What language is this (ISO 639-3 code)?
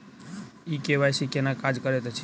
mai